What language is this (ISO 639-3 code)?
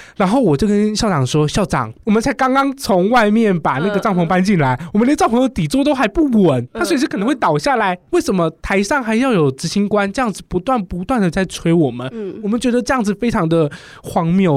zho